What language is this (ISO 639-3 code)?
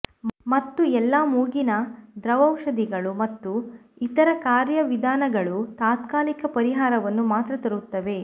kan